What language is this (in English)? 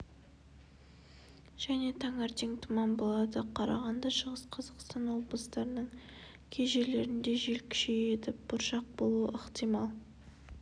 Kazakh